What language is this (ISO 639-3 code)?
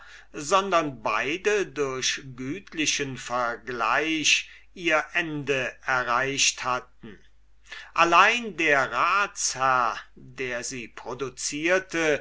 deu